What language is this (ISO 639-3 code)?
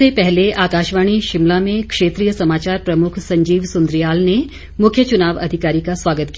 hin